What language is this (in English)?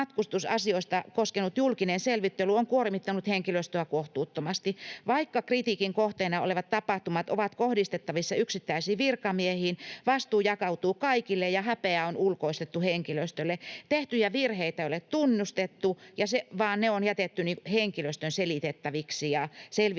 Finnish